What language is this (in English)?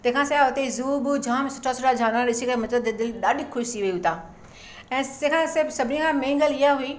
Sindhi